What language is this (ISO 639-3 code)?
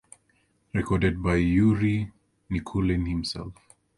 eng